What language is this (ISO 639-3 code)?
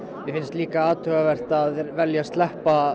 isl